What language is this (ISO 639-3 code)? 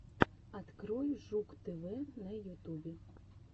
rus